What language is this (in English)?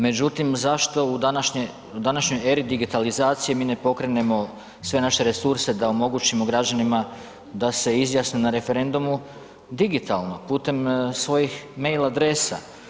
Croatian